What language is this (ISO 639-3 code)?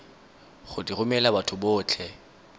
tsn